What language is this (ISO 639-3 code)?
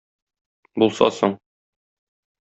tat